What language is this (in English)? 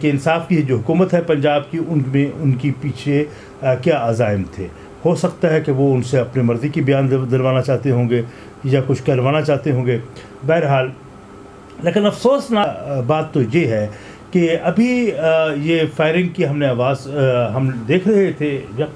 Urdu